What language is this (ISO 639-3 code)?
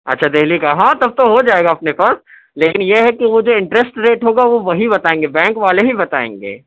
urd